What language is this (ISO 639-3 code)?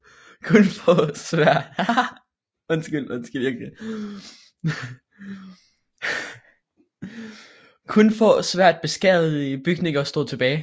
dan